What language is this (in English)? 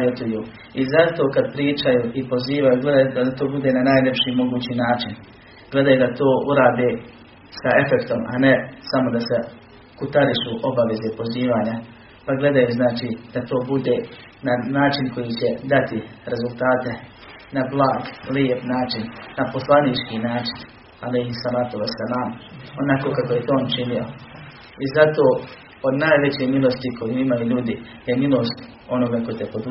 Croatian